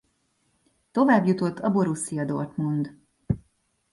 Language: Hungarian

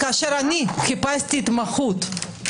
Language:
Hebrew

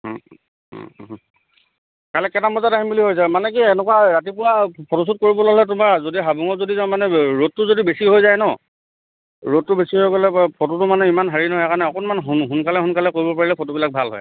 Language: Assamese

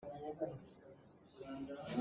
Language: Hakha Chin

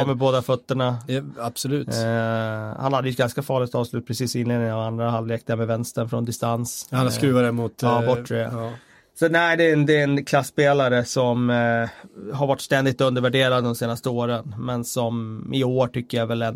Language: Swedish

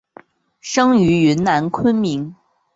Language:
Chinese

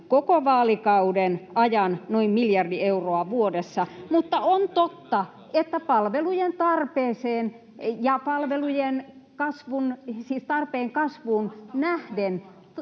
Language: Finnish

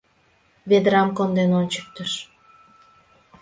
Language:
Mari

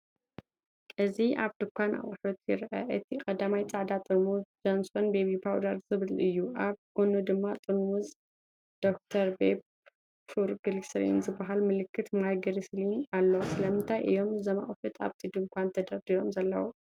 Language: Tigrinya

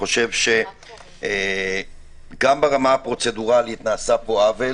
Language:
Hebrew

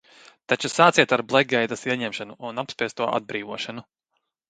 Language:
Latvian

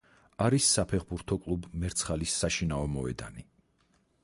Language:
Georgian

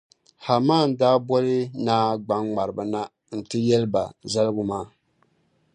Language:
Dagbani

